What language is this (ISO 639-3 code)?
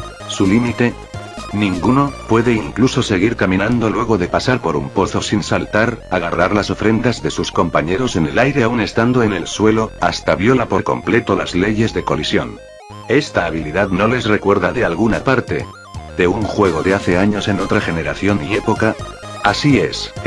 spa